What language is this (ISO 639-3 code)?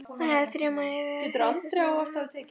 isl